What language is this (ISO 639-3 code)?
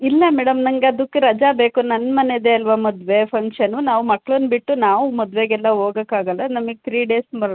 kan